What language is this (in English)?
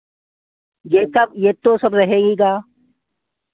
Hindi